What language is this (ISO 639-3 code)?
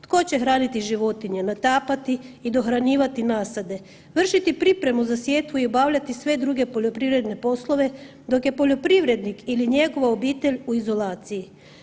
hrv